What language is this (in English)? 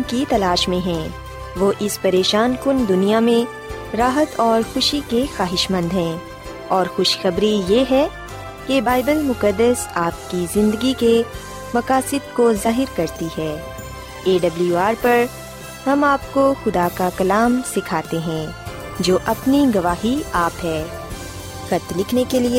Urdu